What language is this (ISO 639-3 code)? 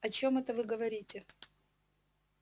rus